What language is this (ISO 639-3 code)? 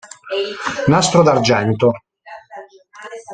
ita